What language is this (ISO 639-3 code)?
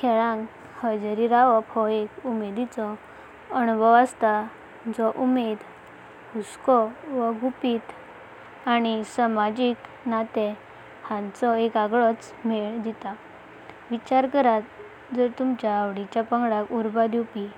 kok